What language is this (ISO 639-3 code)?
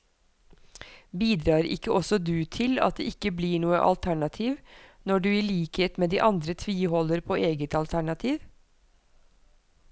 nor